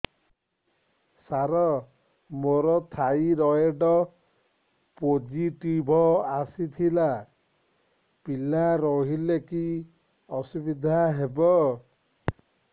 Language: Odia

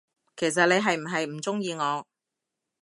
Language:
Cantonese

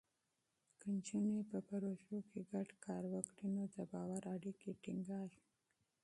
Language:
Pashto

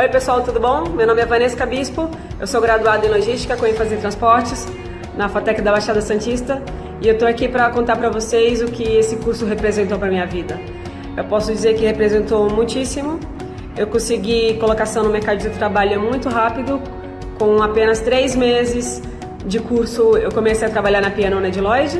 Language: Portuguese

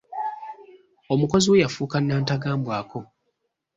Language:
Ganda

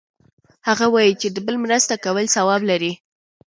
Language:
Pashto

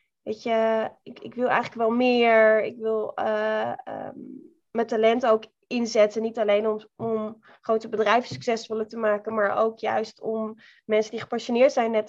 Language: Dutch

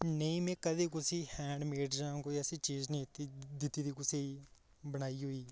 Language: Dogri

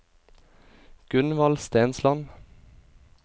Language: Norwegian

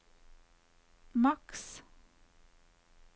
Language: Norwegian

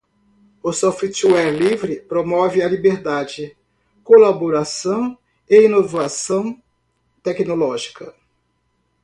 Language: Portuguese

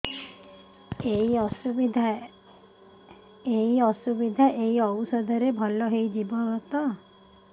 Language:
Odia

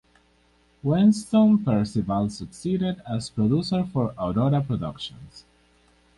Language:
English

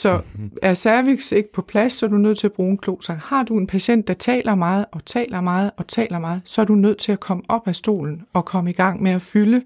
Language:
Danish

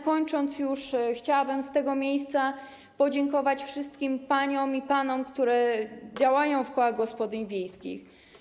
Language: Polish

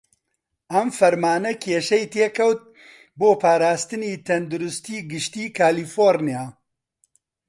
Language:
Central Kurdish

